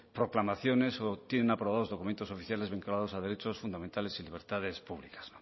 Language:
Spanish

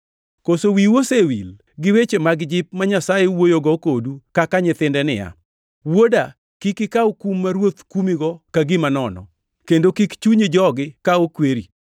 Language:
Luo (Kenya and Tanzania)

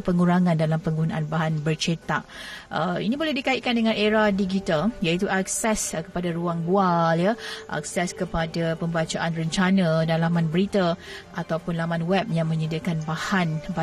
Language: Malay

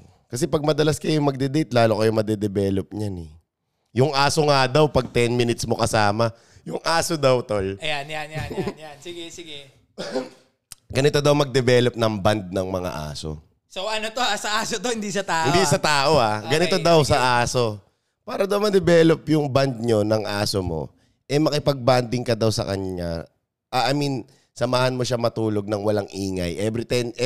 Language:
Filipino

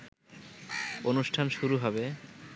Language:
Bangla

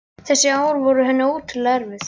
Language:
Icelandic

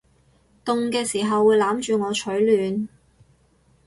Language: Cantonese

